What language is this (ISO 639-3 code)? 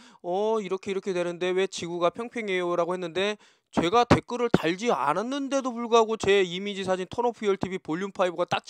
kor